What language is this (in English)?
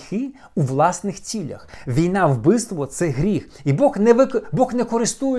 Ukrainian